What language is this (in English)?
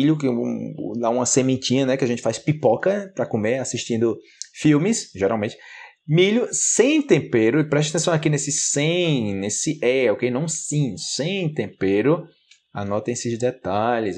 Portuguese